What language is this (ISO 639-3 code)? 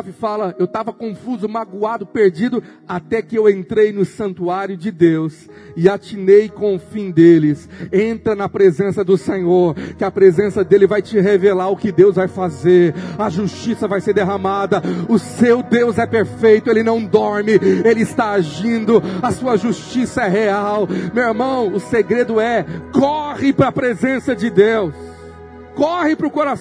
por